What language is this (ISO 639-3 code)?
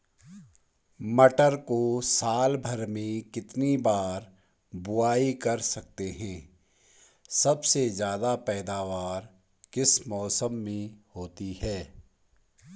hin